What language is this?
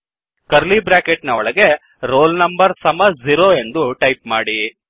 Kannada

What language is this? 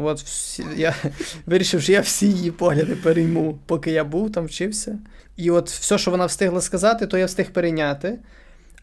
Ukrainian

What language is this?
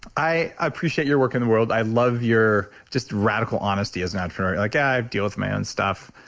English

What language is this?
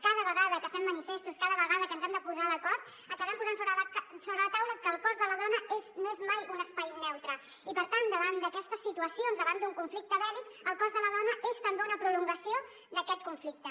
Catalan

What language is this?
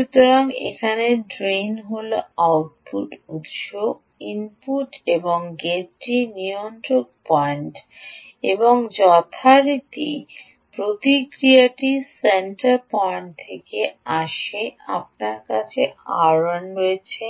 Bangla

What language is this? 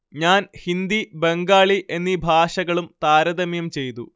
Malayalam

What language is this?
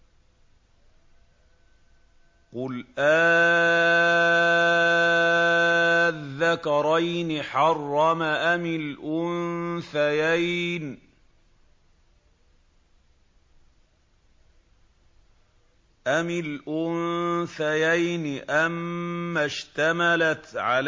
Arabic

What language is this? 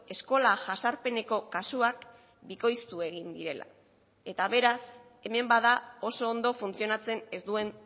Basque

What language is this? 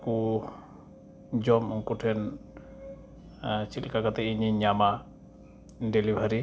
Santali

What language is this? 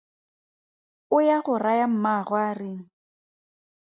Tswana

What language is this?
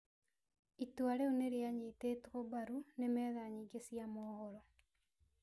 Kikuyu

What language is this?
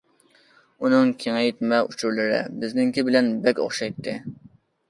Uyghur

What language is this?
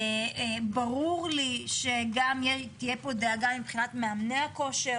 Hebrew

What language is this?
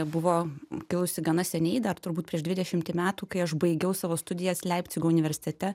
Lithuanian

